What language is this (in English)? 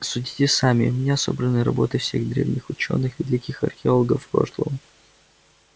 Russian